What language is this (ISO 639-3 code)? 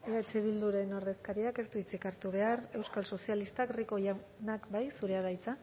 eus